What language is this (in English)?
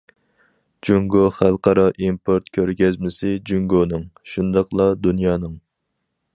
Uyghur